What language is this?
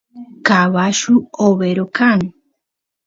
Santiago del Estero Quichua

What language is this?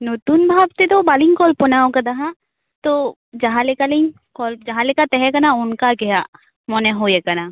Santali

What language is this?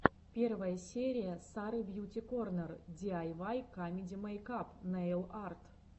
Russian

